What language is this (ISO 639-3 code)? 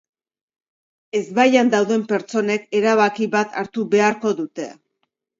eus